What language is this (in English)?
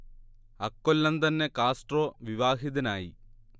Malayalam